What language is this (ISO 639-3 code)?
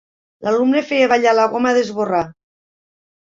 cat